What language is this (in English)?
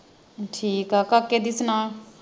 Punjabi